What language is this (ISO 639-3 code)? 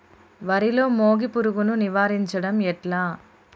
tel